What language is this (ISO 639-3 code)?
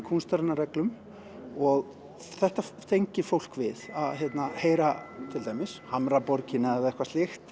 isl